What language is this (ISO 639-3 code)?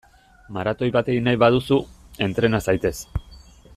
eus